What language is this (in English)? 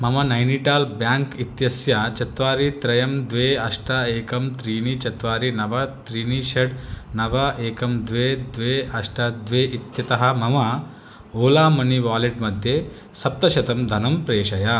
Sanskrit